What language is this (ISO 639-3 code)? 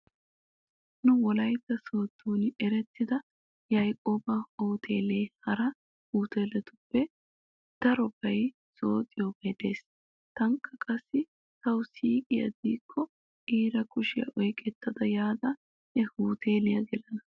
wal